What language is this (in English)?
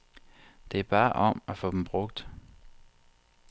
Danish